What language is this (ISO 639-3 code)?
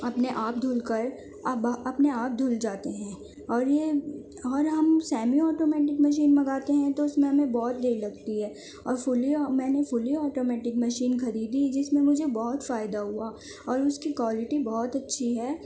urd